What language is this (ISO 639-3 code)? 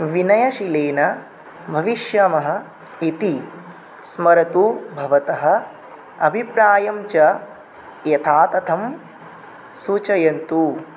san